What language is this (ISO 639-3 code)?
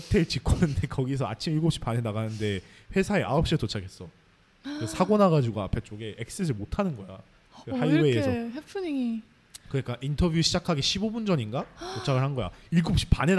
kor